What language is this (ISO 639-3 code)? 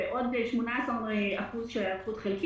heb